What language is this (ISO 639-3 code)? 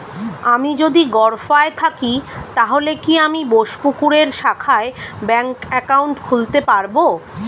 ben